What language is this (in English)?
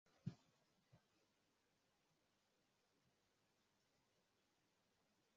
Swahili